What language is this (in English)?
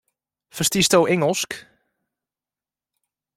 Western Frisian